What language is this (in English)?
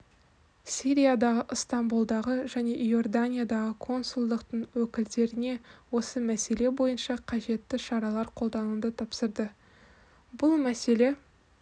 Kazakh